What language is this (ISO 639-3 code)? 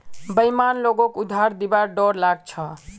mag